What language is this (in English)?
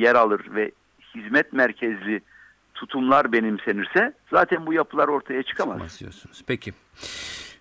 Turkish